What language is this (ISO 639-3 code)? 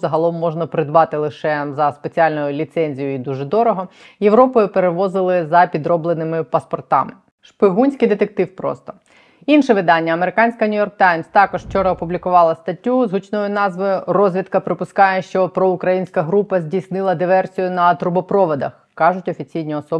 ukr